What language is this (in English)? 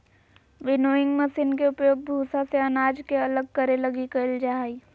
Magahi